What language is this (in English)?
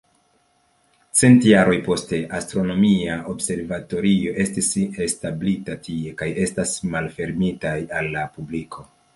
Esperanto